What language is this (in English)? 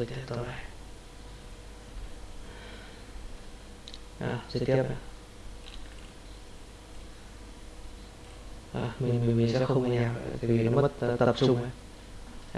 Vietnamese